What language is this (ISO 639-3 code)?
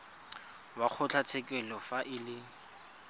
tsn